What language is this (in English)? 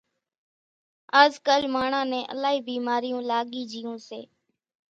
Kachi Koli